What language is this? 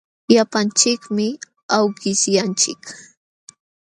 Jauja Wanca Quechua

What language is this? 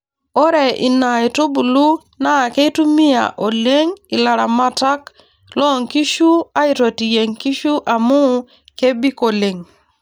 Masai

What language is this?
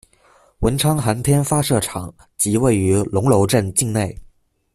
Chinese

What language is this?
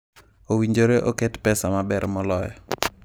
Luo (Kenya and Tanzania)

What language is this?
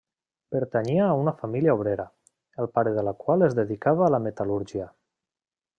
Catalan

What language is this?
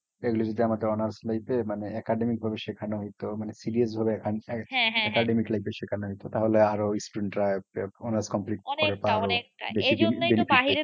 Bangla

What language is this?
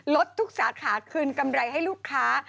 Thai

